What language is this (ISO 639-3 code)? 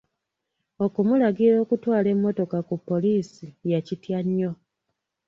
lug